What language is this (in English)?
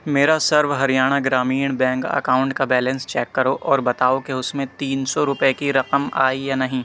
Urdu